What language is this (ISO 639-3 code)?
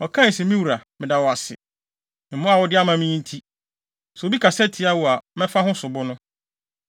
aka